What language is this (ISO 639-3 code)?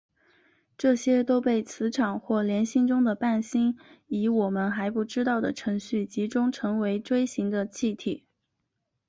zho